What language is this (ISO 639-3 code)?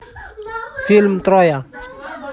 rus